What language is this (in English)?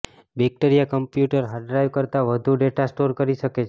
Gujarati